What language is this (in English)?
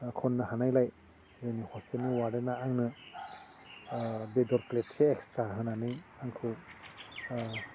Bodo